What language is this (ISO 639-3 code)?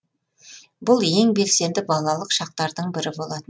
kaz